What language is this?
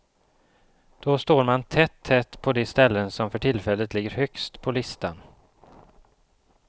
Swedish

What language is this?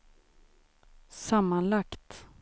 Swedish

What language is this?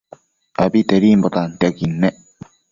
Matsés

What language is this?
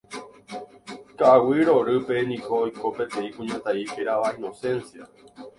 Guarani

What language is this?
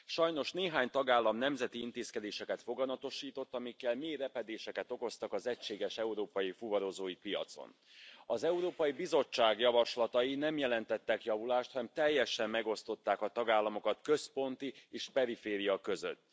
Hungarian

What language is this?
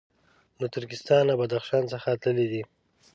Pashto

